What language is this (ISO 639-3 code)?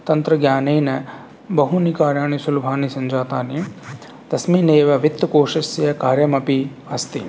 san